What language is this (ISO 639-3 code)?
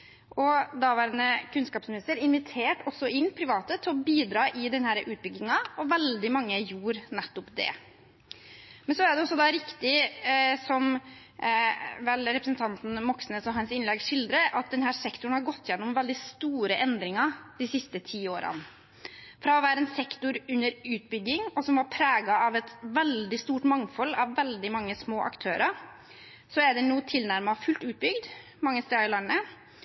nob